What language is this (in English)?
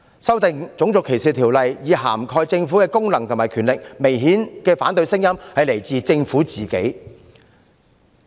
Cantonese